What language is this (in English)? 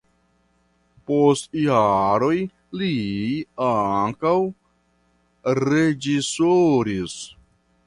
Esperanto